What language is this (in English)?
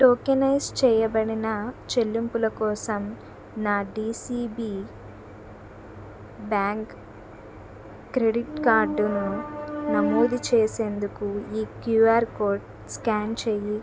Telugu